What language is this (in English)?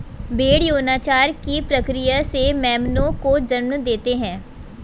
Hindi